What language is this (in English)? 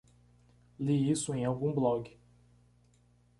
Portuguese